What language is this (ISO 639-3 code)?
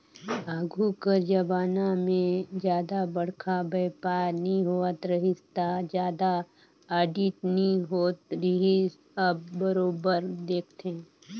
hne